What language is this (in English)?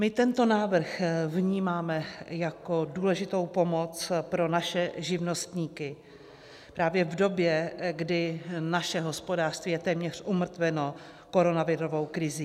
Czech